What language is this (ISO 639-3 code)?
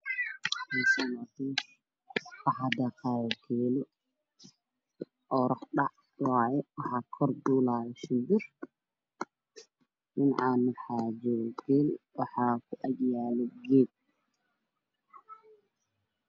som